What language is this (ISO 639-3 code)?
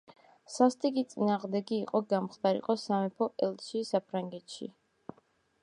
kat